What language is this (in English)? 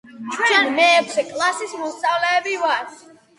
Georgian